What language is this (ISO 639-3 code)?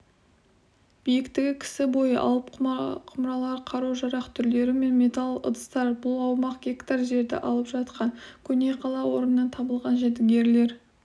kaz